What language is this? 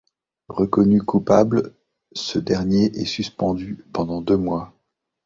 French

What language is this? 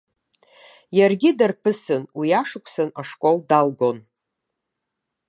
Abkhazian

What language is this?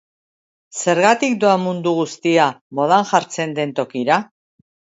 Basque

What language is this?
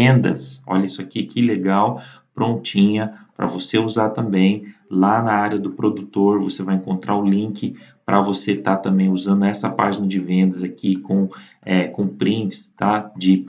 Portuguese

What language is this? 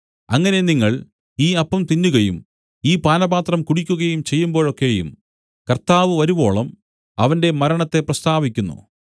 Malayalam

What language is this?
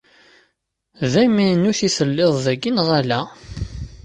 Kabyle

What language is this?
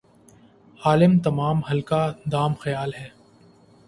Urdu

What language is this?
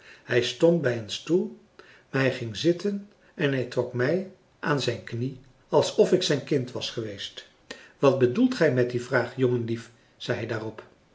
Dutch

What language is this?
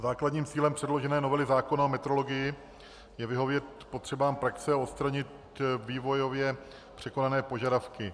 Czech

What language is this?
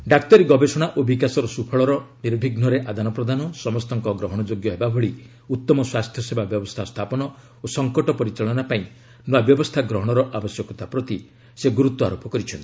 Odia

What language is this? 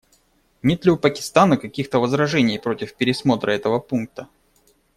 Russian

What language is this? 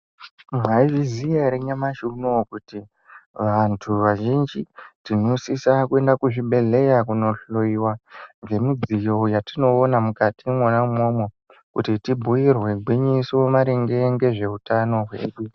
Ndau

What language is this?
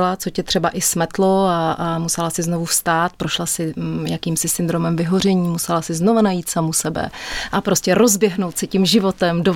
Czech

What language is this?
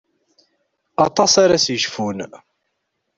Kabyle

